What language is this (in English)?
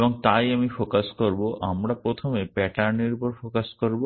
Bangla